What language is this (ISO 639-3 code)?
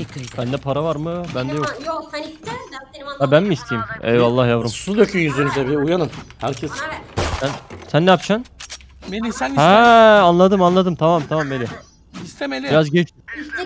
tur